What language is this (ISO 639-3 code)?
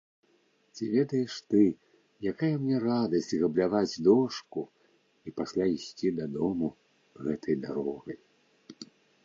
bel